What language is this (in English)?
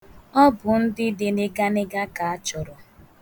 Igbo